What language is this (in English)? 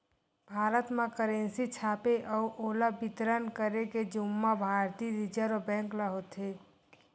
Chhattisgarhi